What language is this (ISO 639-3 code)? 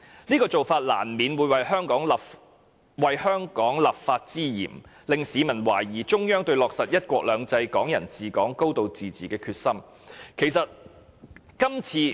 yue